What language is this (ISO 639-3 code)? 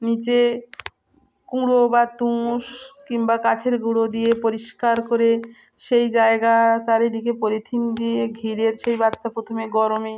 ben